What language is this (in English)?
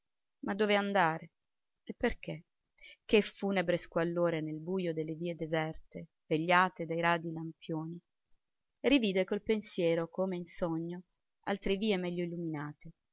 Italian